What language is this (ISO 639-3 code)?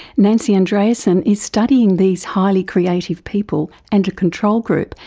eng